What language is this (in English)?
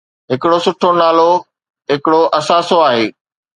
Sindhi